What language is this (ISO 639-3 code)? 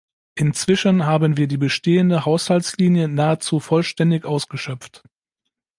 deu